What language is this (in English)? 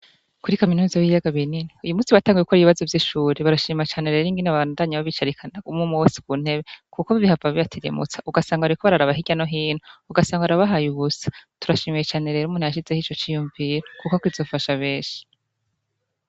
Rundi